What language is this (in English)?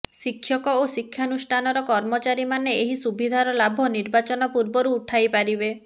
Odia